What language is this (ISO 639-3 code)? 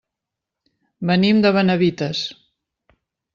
cat